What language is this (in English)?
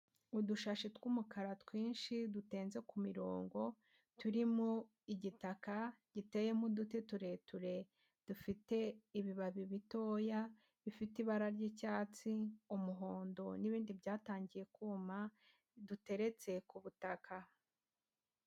Kinyarwanda